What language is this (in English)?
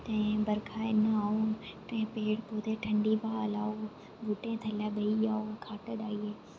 Dogri